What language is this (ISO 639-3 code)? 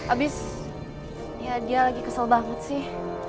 ind